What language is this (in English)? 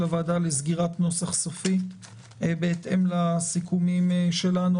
Hebrew